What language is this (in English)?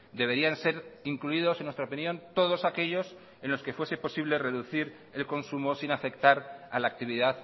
Spanish